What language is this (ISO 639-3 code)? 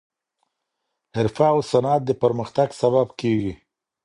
pus